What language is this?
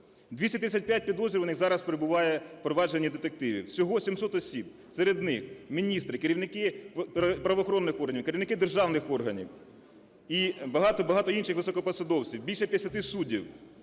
Ukrainian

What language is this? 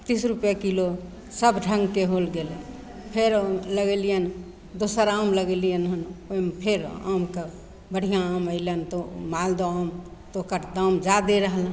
Maithili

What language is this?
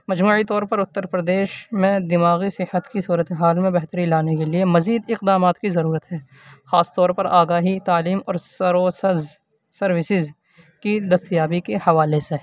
Urdu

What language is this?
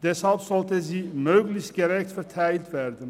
Swiss German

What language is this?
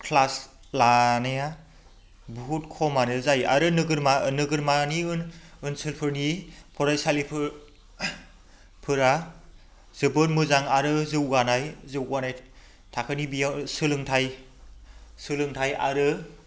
Bodo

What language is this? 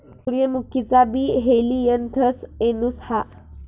Marathi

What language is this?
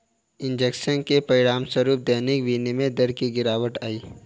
Hindi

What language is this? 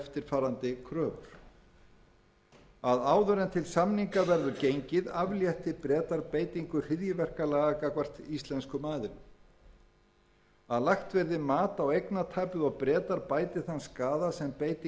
Icelandic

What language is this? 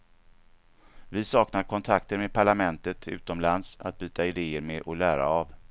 Swedish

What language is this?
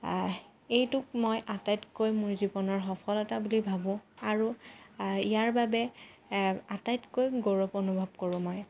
Assamese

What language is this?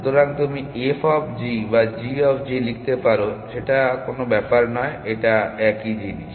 Bangla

